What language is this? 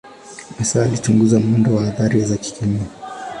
Swahili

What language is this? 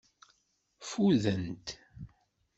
Kabyle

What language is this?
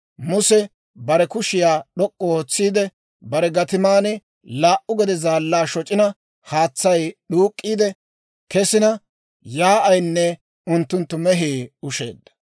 Dawro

